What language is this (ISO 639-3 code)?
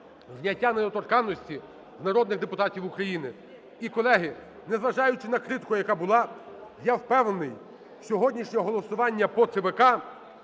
ukr